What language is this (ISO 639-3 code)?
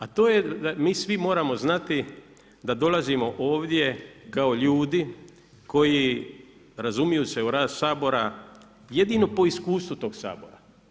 hrv